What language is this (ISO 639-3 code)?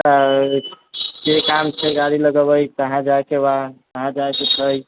mai